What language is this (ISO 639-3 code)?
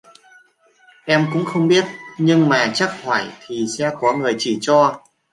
vie